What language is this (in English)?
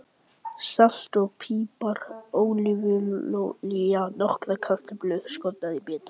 Icelandic